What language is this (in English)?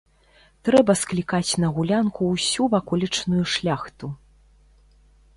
Belarusian